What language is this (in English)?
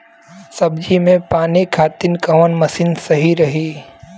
Bhojpuri